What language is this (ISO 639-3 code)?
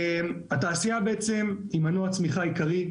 heb